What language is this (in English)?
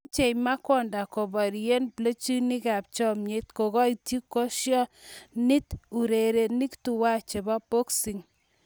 Kalenjin